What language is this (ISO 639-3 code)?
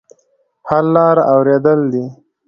pus